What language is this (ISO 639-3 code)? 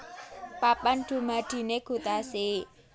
jav